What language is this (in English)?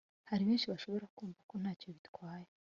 Kinyarwanda